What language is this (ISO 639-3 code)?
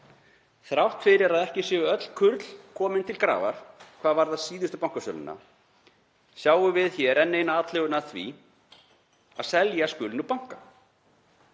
isl